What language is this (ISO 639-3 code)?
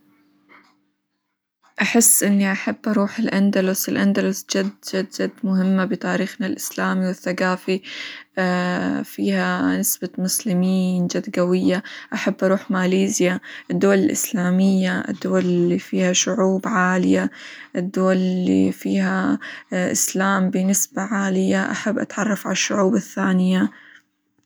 acw